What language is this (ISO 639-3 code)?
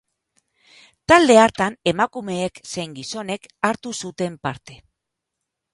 eus